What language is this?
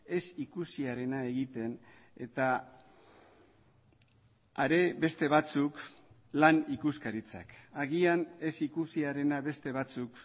Basque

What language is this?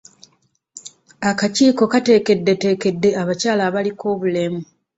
Ganda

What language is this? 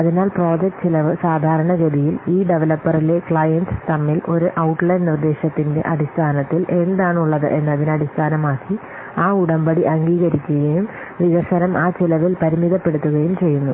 Malayalam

